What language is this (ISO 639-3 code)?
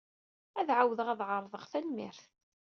kab